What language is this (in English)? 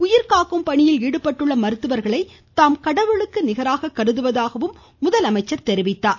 Tamil